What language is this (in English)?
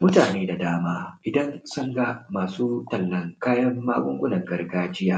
Hausa